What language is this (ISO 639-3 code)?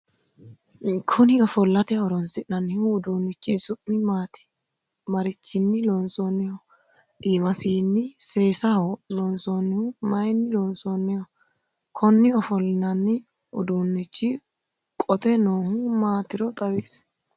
sid